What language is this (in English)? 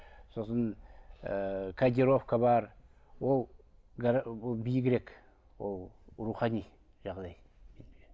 Kazakh